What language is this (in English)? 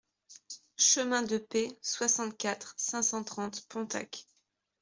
French